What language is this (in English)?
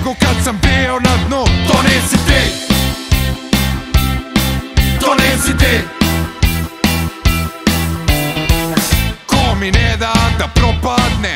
Italian